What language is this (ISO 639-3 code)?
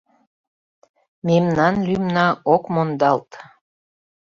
chm